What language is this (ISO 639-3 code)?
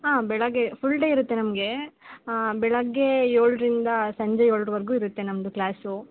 kan